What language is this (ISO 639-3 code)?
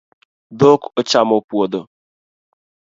luo